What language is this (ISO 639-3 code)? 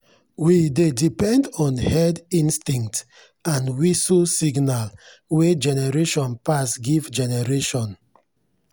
pcm